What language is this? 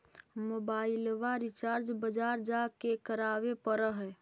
Magahi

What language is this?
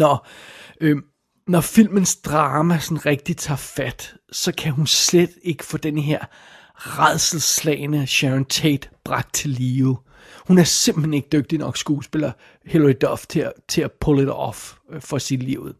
Danish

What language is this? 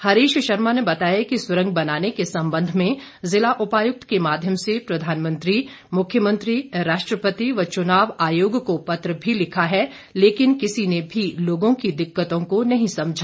Hindi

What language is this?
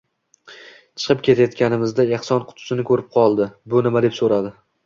Uzbek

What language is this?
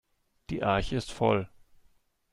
German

